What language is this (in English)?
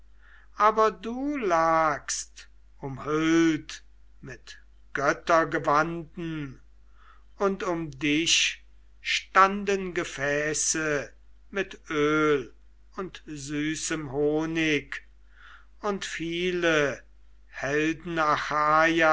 German